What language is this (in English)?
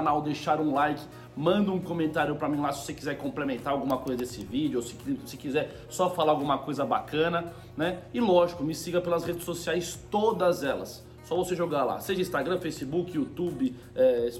Portuguese